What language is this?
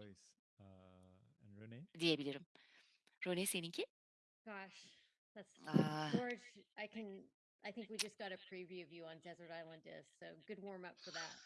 Turkish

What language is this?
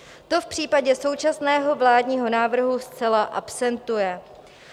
Czech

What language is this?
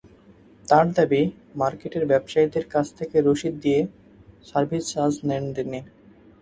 Bangla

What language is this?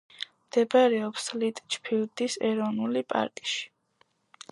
Georgian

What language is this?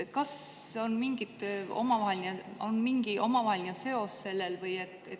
Estonian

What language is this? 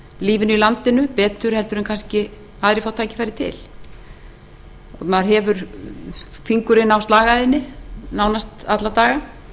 Icelandic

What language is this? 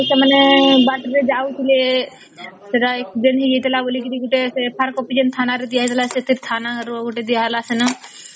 Odia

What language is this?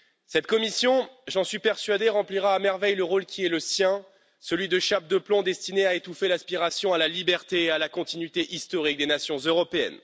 French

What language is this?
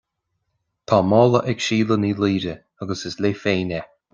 Irish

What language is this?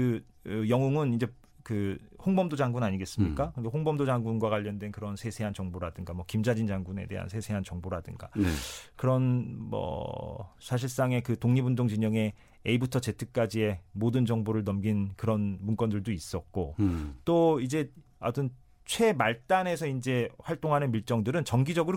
Korean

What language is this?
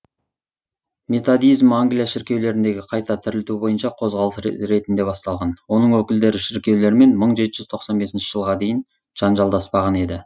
Kazakh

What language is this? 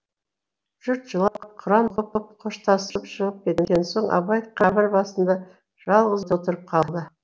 Kazakh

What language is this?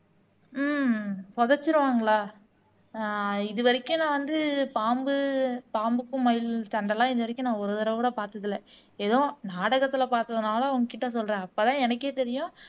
Tamil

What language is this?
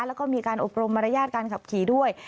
Thai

